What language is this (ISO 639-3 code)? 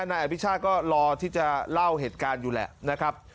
tha